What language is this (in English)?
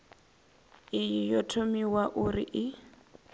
Venda